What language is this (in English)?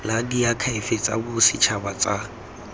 Tswana